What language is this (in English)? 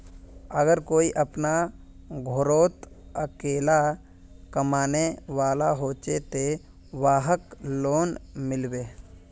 Magahi